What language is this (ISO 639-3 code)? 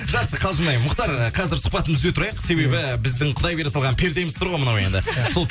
kaz